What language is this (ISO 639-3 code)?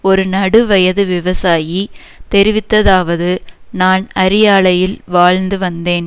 tam